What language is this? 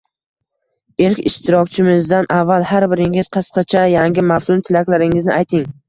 Uzbek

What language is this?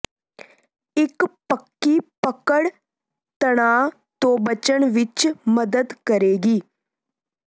Punjabi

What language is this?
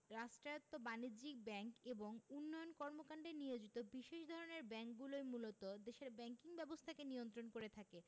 Bangla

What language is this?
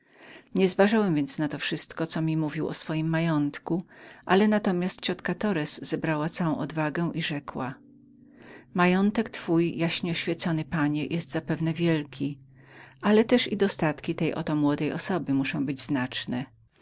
Polish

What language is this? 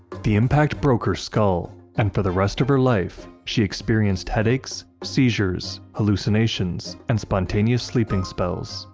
English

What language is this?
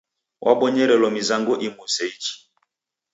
Taita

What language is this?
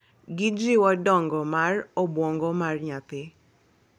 Luo (Kenya and Tanzania)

